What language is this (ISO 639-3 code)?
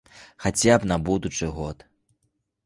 bel